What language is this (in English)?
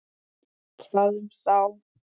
Icelandic